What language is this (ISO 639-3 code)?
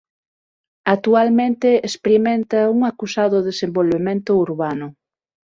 glg